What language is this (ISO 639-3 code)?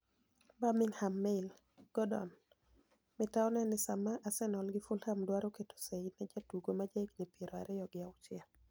luo